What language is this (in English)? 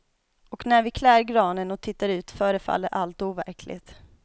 Swedish